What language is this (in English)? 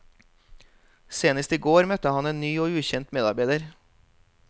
Norwegian